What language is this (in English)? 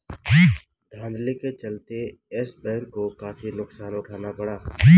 Hindi